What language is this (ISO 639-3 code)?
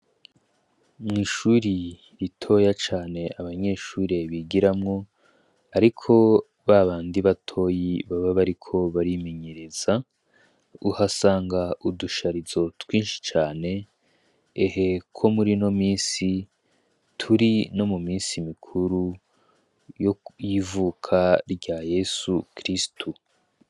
run